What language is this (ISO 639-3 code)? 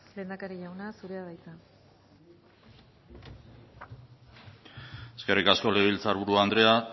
eus